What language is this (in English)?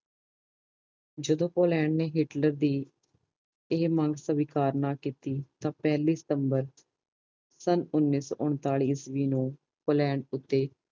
Punjabi